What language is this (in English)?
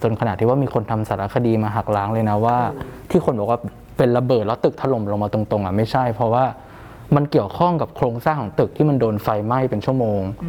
Thai